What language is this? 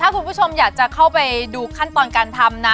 Thai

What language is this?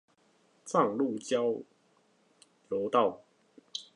Chinese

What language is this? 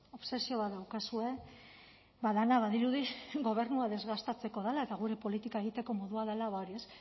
Basque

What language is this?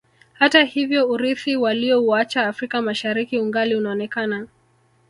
Swahili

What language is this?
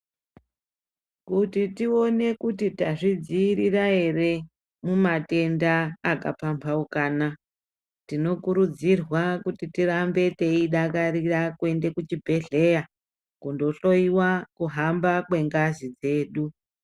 Ndau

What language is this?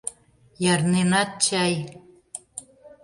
Mari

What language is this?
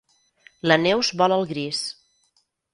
Catalan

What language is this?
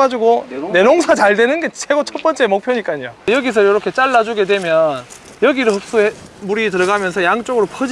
Korean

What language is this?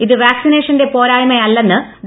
Malayalam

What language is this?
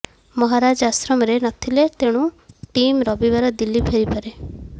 Odia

